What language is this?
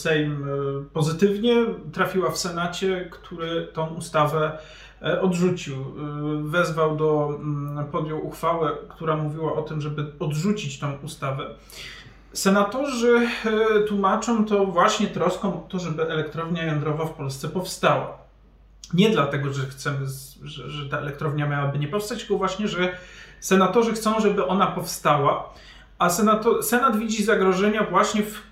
Polish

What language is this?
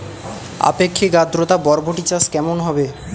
Bangla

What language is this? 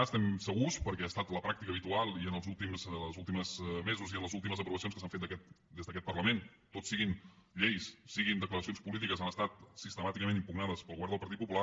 Catalan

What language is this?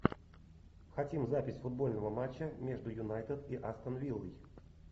Russian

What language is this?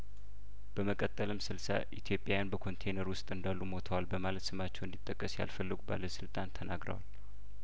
Amharic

